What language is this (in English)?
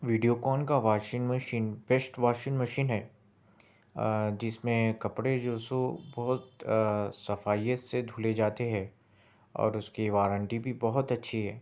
Urdu